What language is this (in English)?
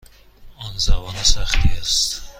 Persian